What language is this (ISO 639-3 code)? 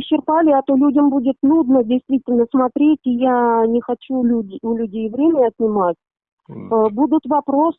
rus